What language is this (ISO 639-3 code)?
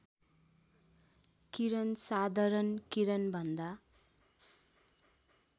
nep